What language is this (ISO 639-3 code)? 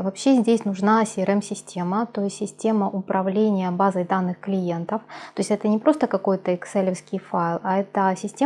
rus